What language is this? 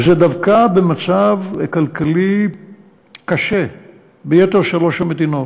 Hebrew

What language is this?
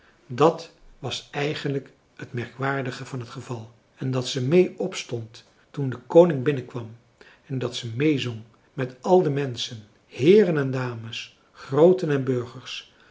Dutch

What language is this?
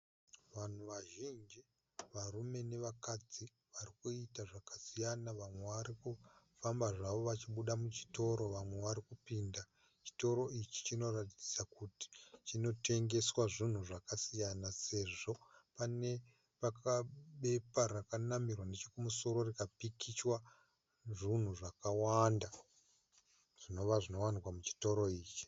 Shona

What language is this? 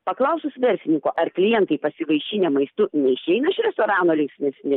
Lithuanian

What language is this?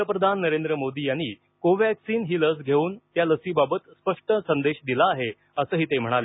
Marathi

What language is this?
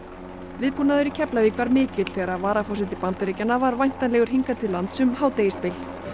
Icelandic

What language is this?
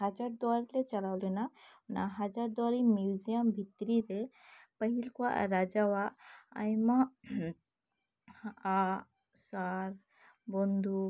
Santali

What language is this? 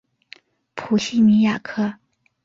Chinese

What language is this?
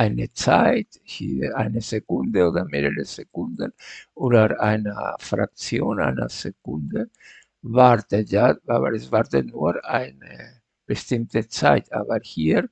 German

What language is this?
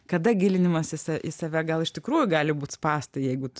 Lithuanian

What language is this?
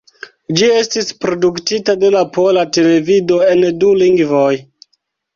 Esperanto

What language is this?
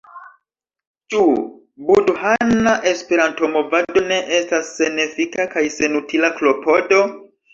Esperanto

